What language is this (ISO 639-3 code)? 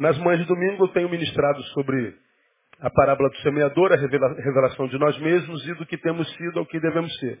por